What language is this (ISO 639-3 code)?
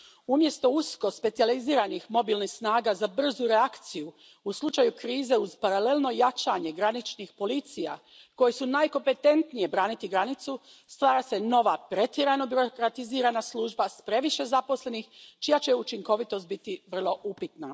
hrv